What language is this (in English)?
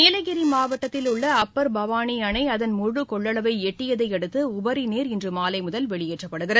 Tamil